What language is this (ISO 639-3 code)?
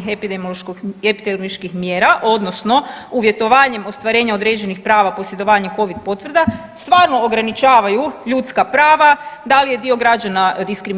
hrv